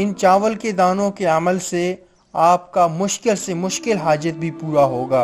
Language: Turkish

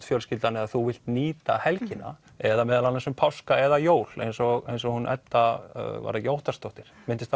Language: Icelandic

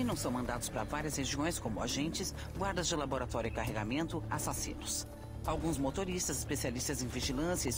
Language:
Portuguese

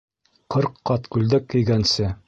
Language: Bashkir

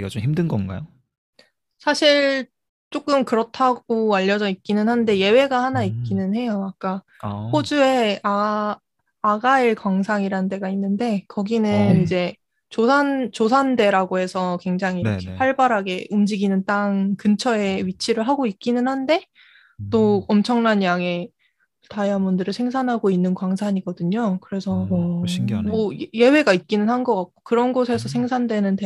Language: Korean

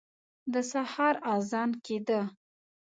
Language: Pashto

